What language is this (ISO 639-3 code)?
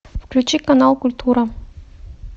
rus